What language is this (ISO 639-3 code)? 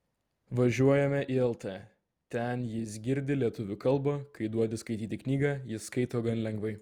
lit